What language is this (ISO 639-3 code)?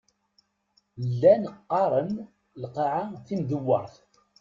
kab